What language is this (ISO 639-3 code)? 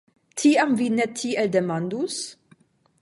epo